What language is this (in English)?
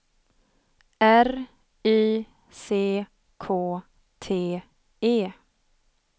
Swedish